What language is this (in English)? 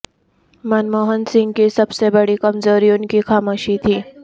Urdu